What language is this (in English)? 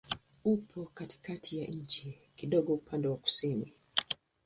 Swahili